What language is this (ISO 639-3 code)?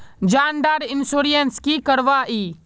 mag